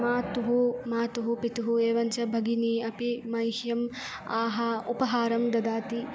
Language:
Sanskrit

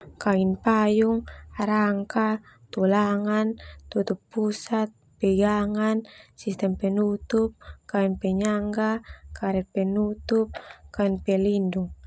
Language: Termanu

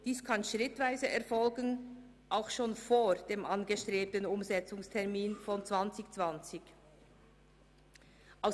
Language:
Swiss German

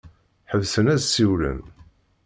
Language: Kabyle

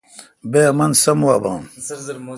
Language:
Kalkoti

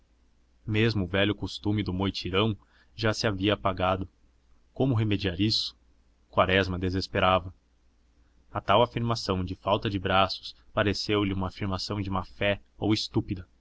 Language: Portuguese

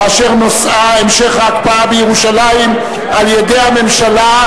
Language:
Hebrew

